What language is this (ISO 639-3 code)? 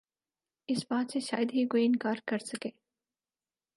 urd